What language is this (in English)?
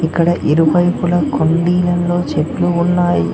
Telugu